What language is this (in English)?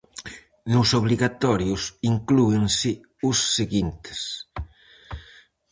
Galician